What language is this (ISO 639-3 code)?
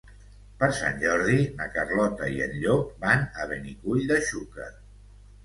cat